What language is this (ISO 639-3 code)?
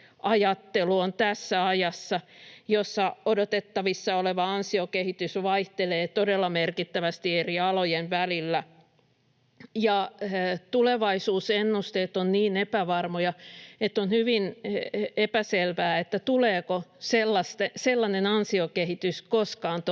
fin